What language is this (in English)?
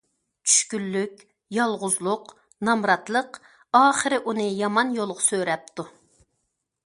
Uyghur